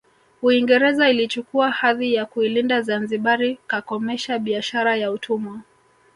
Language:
Swahili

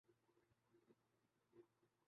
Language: Urdu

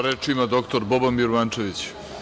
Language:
Serbian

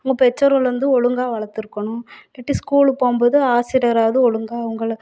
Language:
Tamil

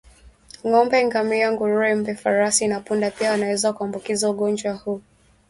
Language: Swahili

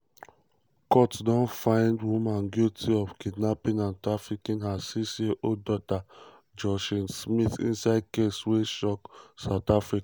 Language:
Nigerian Pidgin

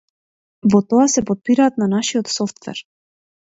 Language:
Macedonian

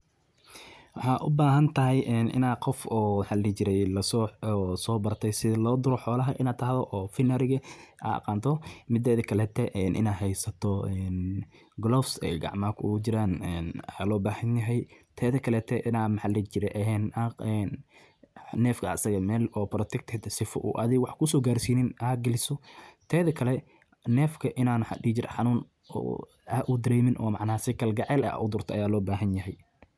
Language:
Somali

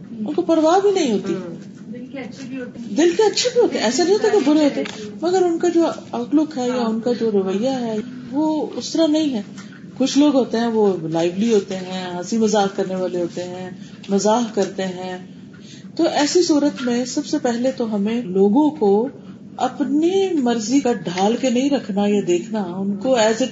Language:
Urdu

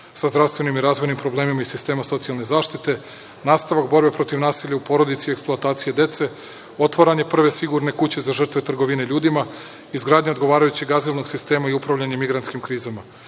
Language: Serbian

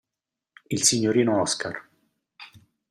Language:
Italian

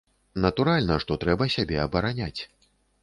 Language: Belarusian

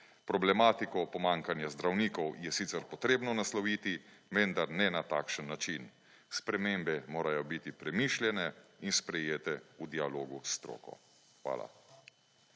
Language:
Slovenian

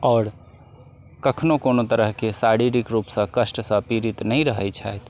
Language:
Maithili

